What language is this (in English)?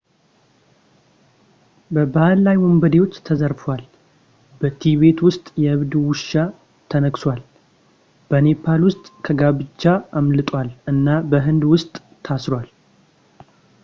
Amharic